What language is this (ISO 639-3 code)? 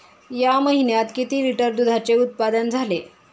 mar